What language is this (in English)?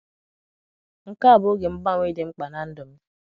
Igbo